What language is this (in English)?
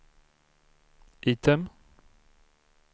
Swedish